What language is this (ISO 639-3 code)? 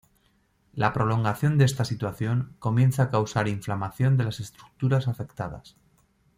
spa